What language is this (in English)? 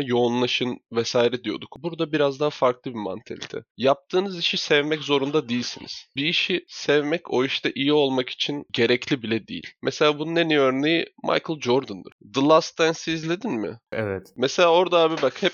Turkish